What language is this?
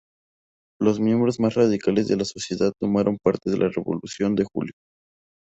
Spanish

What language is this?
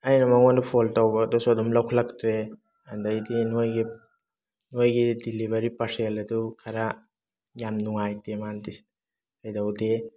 Manipuri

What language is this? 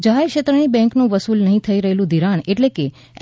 Gujarati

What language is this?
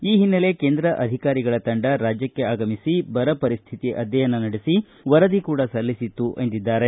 Kannada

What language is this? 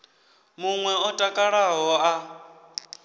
Venda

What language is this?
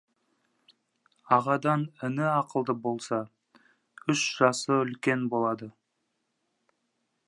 Kazakh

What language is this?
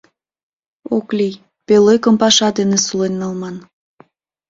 Mari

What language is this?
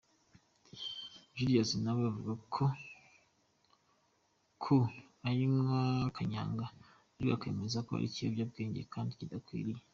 Kinyarwanda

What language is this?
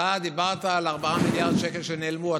Hebrew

